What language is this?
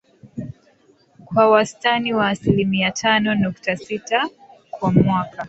Swahili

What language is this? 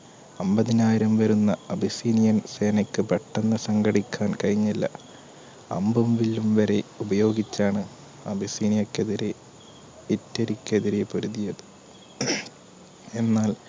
Malayalam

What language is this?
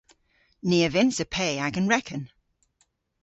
Cornish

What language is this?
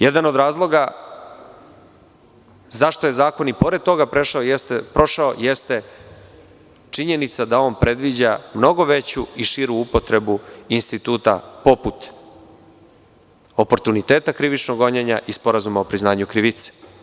Serbian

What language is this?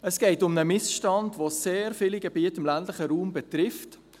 Swiss German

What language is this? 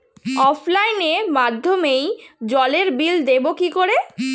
Bangla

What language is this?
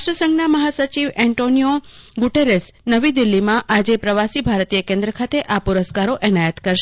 Gujarati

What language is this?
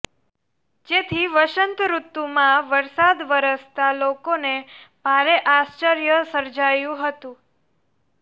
Gujarati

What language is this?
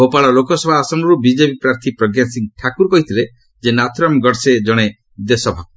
Odia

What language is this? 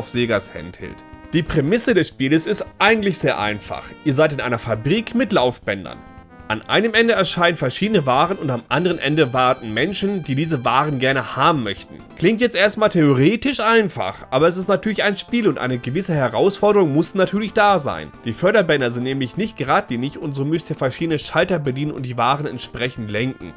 German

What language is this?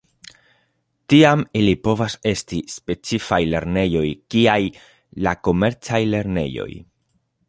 Esperanto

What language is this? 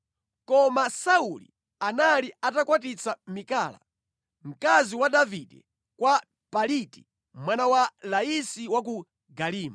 Nyanja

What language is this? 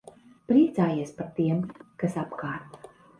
Latvian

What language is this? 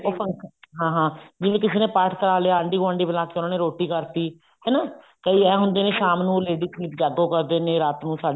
Punjabi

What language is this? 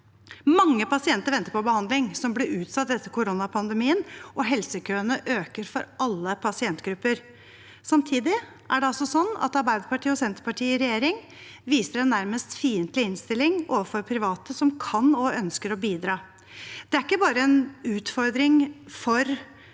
Norwegian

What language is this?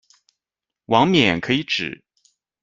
Chinese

